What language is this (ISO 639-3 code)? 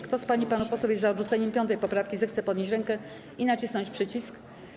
pol